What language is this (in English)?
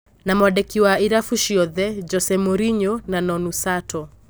Kikuyu